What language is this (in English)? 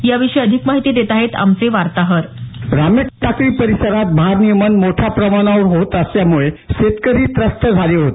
Marathi